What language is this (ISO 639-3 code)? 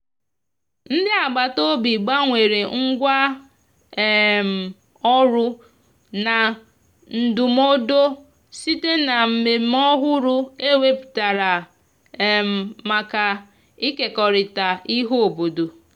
ibo